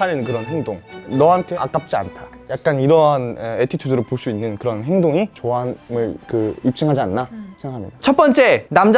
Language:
Korean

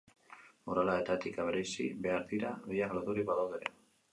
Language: Basque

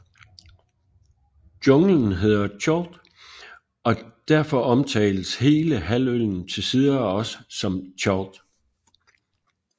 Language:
Danish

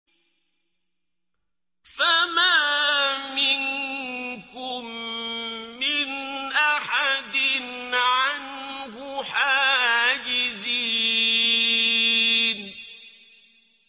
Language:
Arabic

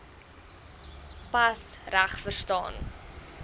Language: Afrikaans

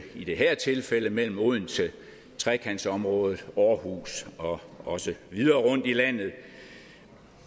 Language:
Danish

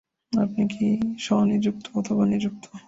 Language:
Bangla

